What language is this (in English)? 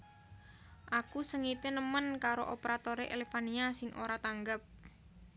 Javanese